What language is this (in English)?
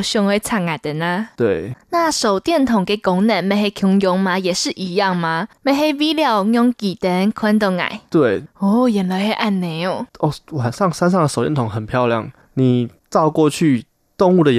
Chinese